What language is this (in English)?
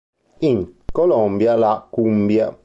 Italian